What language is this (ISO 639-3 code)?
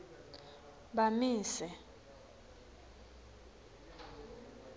ssw